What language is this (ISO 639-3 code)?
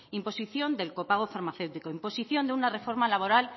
spa